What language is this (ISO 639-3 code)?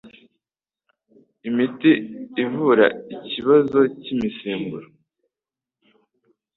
kin